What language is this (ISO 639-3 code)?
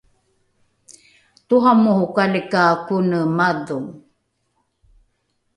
dru